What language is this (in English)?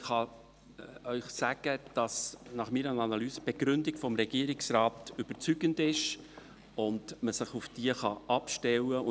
Swiss German